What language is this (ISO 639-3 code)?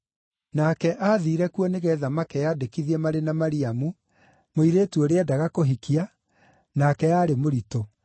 kik